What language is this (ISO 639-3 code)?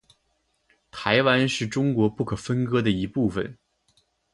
zho